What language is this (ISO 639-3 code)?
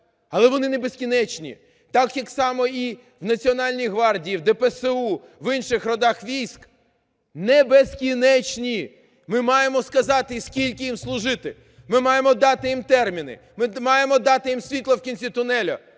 ukr